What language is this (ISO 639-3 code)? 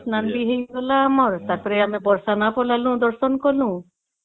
ori